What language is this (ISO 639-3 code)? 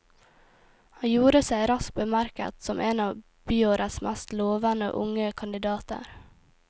nor